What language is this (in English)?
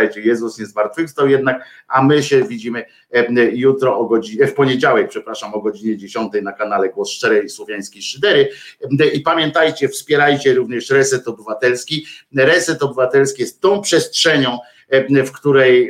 Polish